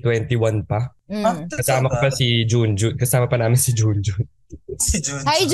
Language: Filipino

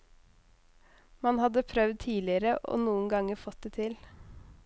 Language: Norwegian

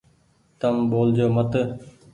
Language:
Goaria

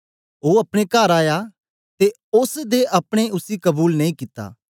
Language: Dogri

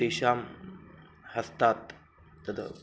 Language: Sanskrit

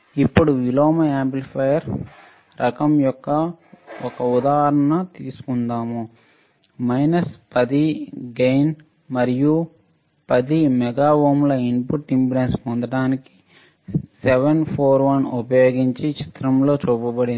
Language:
Telugu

